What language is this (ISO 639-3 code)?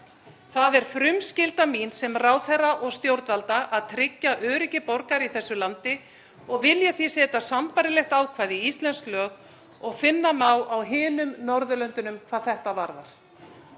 isl